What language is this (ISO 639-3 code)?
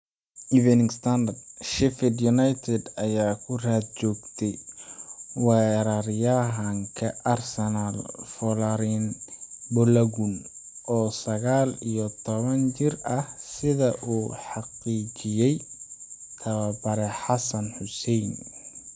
som